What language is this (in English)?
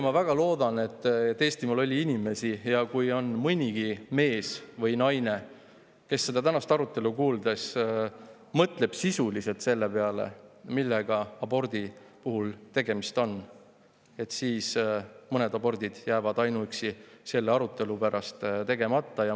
Estonian